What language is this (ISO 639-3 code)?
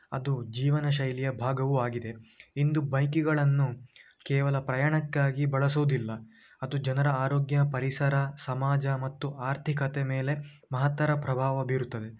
kan